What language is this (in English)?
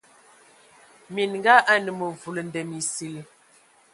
Ewondo